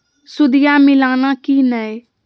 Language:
Magahi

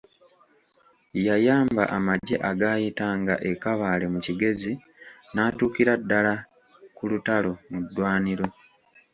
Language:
Ganda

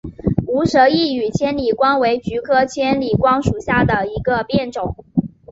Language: Chinese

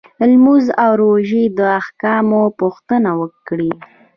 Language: Pashto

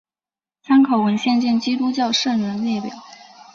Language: Chinese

